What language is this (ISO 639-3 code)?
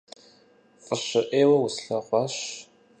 kbd